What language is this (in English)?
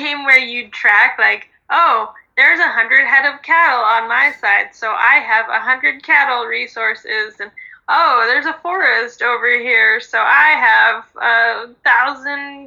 English